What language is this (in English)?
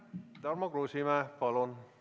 Estonian